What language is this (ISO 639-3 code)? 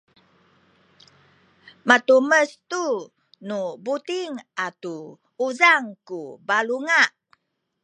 szy